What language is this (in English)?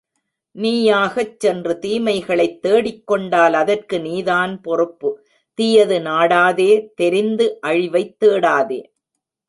Tamil